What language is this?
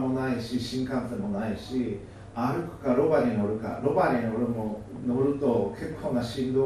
Japanese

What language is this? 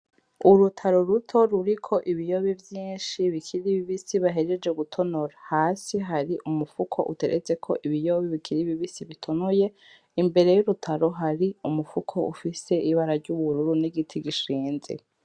Rundi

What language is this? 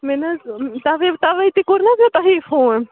Kashmiri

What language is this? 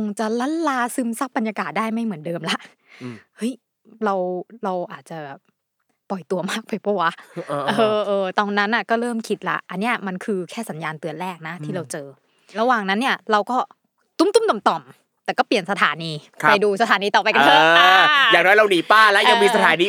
Thai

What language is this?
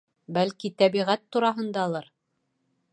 Bashkir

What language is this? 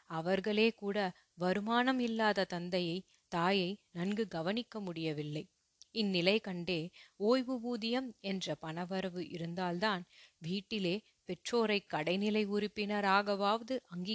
Tamil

